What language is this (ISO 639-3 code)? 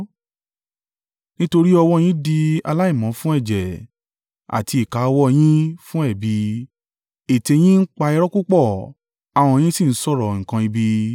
yor